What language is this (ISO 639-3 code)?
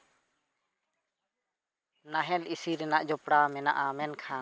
sat